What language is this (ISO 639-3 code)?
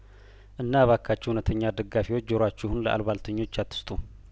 amh